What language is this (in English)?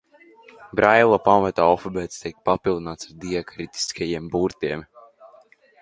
Latvian